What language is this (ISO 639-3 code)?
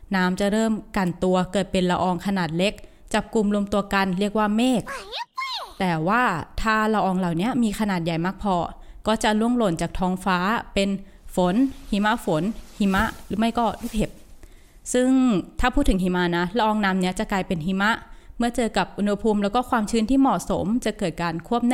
tha